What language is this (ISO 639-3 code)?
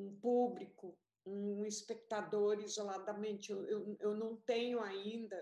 por